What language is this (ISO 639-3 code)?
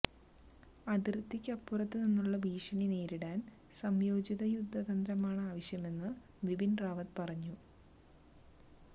mal